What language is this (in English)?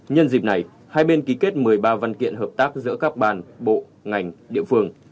Vietnamese